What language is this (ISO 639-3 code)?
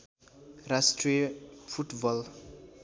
nep